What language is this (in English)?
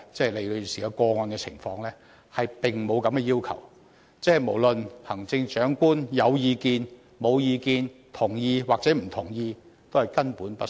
Cantonese